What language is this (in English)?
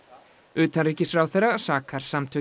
Icelandic